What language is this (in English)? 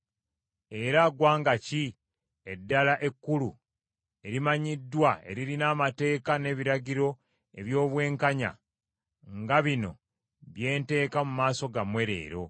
Ganda